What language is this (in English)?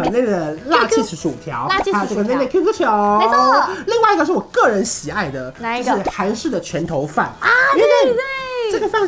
Chinese